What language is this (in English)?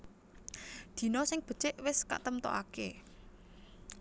Javanese